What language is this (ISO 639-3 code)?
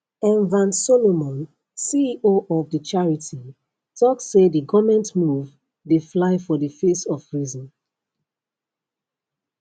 pcm